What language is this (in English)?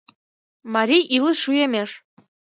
Mari